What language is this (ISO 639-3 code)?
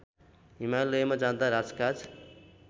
nep